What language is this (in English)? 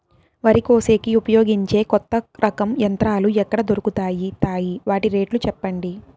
Telugu